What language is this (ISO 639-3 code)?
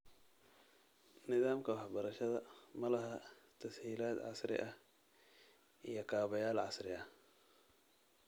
som